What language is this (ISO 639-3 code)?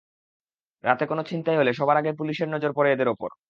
ben